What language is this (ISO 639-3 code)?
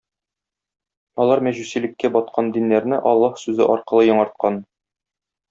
tat